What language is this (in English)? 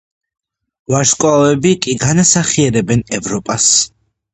Georgian